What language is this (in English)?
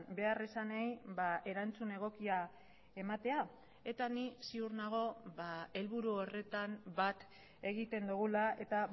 Basque